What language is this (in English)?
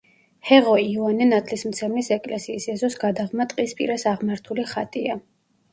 Georgian